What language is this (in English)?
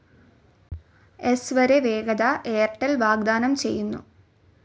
Malayalam